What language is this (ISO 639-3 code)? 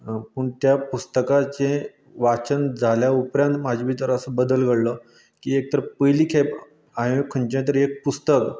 kok